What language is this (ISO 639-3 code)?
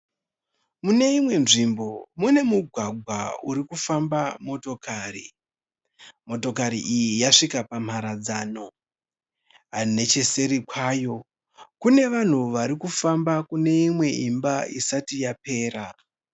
sna